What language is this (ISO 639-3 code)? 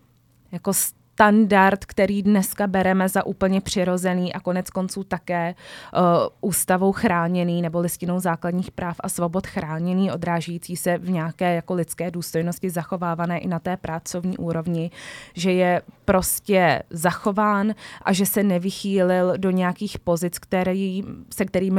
ces